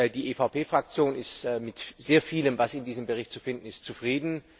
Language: German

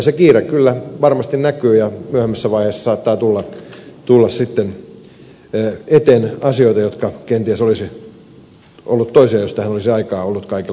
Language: Finnish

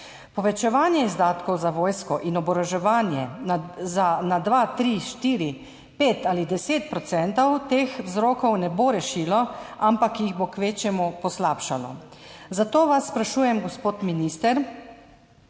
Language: Slovenian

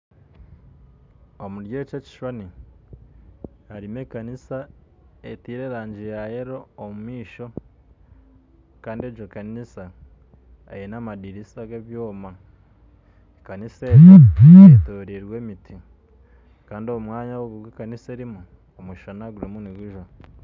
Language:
Nyankole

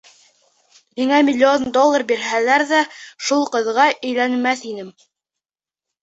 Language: Bashkir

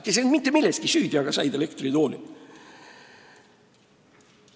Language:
Estonian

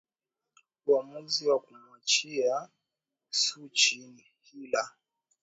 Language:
Swahili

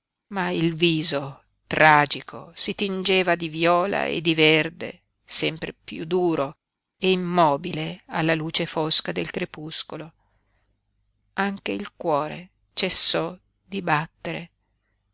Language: Italian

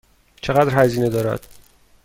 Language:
Persian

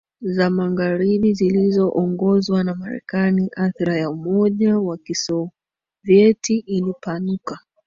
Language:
Swahili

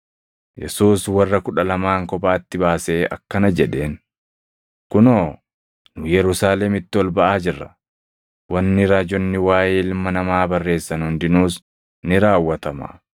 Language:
Oromo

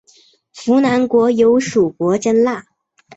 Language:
Chinese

